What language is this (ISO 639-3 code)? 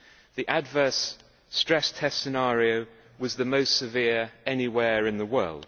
eng